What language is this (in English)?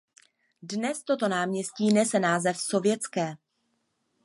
Czech